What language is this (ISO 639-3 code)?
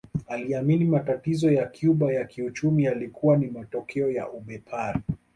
swa